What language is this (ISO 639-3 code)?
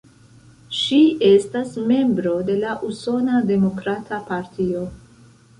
epo